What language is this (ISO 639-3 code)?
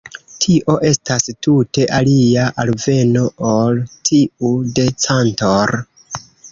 epo